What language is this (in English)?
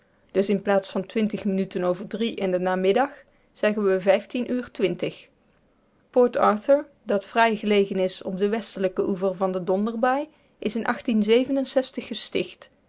Dutch